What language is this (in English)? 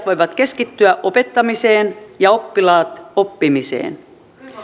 Finnish